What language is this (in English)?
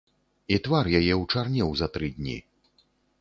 Belarusian